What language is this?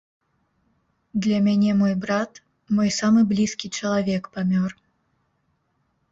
Belarusian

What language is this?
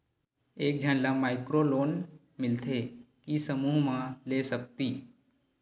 Chhattisgarhi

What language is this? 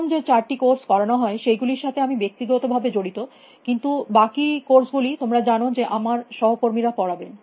Bangla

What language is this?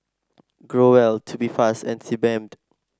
English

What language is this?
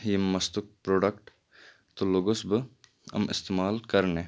Kashmiri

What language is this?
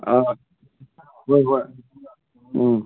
Manipuri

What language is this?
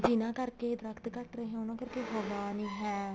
Punjabi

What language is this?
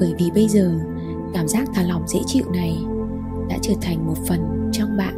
Vietnamese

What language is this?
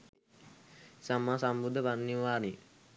Sinhala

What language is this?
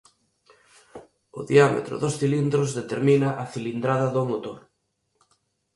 Galician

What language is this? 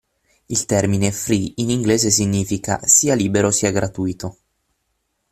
Italian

